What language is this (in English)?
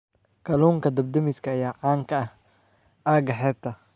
Somali